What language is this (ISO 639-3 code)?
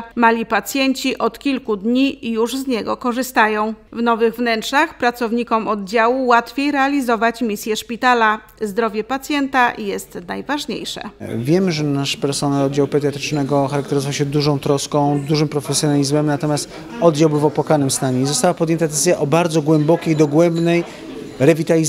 pol